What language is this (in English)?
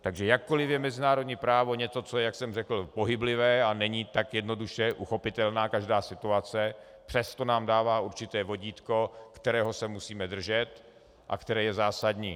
Czech